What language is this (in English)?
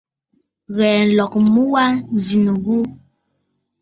Bafut